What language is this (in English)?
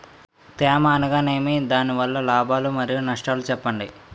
Telugu